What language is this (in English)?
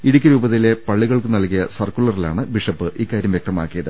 Malayalam